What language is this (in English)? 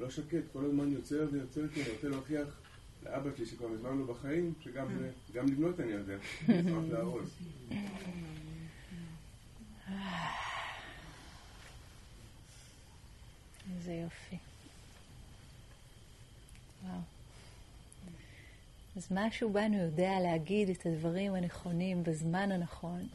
Hebrew